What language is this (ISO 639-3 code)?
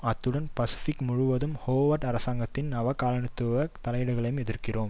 tam